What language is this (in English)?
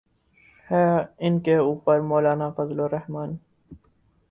Urdu